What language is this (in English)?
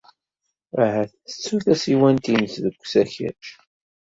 Kabyle